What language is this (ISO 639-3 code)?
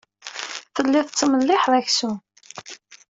kab